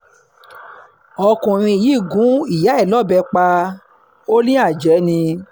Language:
Yoruba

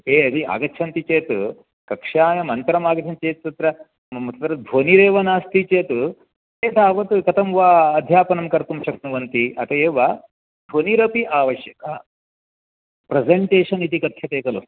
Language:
Sanskrit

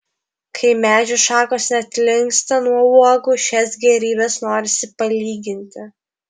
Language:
Lithuanian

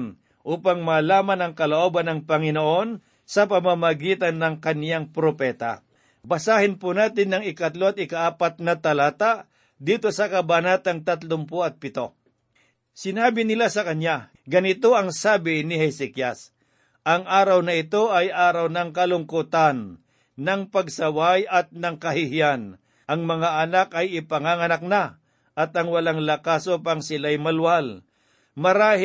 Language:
Filipino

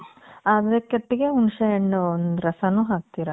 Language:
Kannada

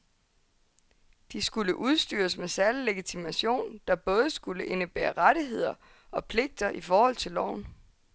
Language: Danish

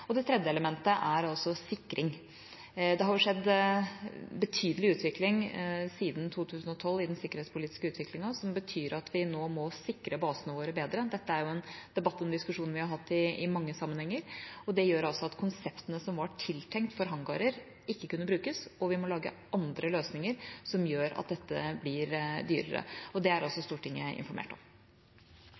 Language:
Norwegian Bokmål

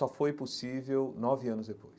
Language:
Portuguese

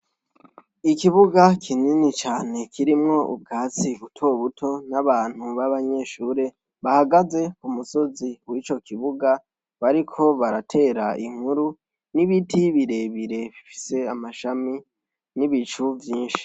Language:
Rundi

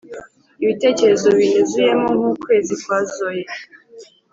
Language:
Kinyarwanda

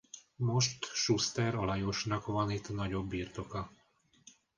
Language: Hungarian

